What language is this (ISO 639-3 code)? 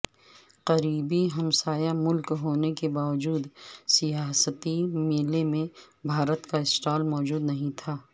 urd